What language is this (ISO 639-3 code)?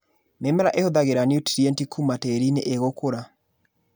kik